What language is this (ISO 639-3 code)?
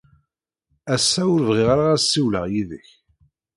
kab